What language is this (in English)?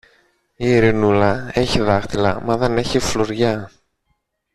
Greek